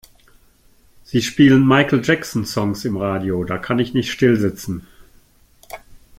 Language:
German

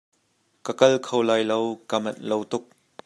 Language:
Hakha Chin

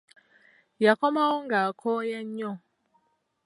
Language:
Ganda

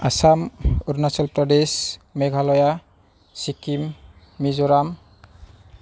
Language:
Bodo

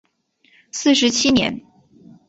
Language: Chinese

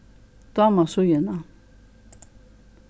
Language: Faroese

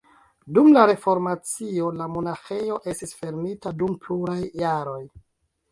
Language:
Esperanto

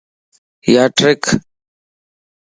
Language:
Lasi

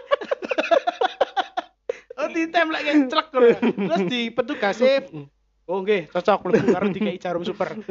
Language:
Indonesian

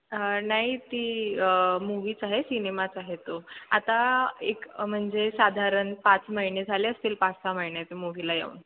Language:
Marathi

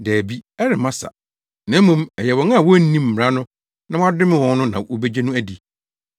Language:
Akan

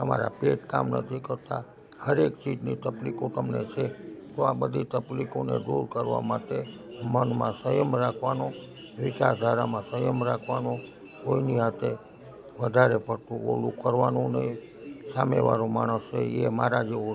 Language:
Gujarati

